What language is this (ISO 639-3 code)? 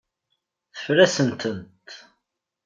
kab